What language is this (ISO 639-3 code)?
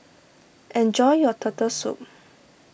eng